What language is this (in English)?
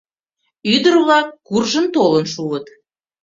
Mari